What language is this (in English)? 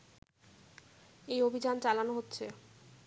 Bangla